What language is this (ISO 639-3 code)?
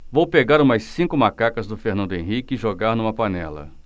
por